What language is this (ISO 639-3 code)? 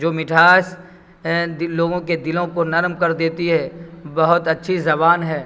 urd